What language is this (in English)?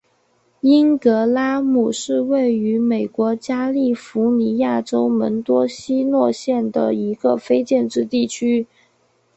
Chinese